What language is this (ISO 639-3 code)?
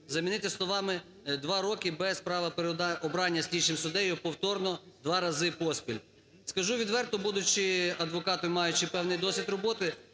ukr